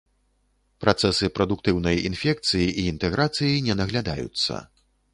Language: Belarusian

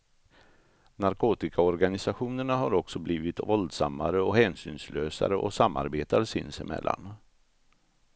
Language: Swedish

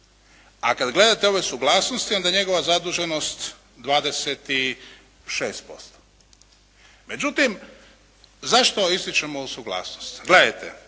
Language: Croatian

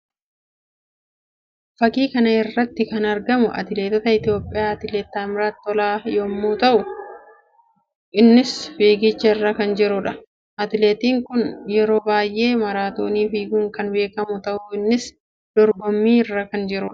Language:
Oromo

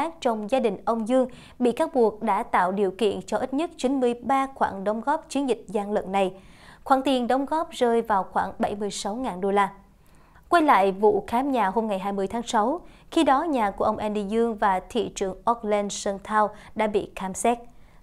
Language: Vietnamese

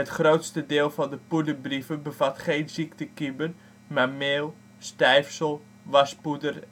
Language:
Dutch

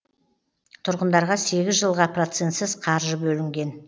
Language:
Kazakh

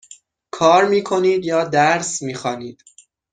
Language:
Persian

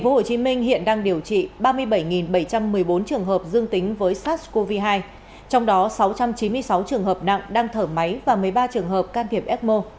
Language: Vietnamese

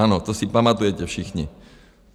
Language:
Czech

